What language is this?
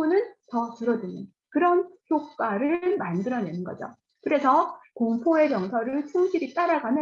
Korean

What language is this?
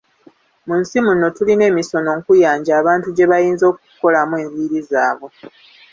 Ganda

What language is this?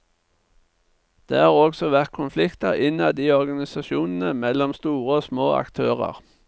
Norwegian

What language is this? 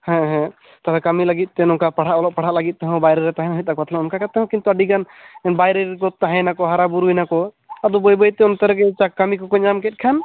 Santali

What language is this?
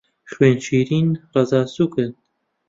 Central Kurdish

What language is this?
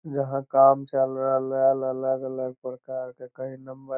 Magahi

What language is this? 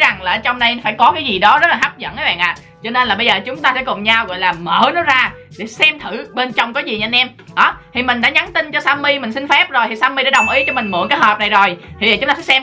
Vietnamese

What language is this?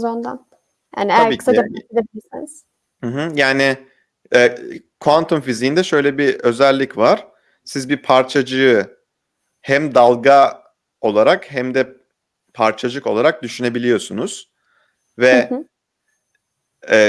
Turkish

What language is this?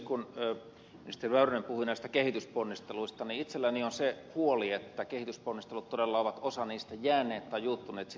Finnish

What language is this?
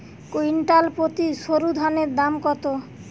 Bangla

